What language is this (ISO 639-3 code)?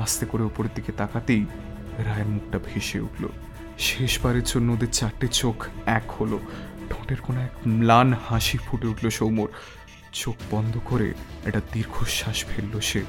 ben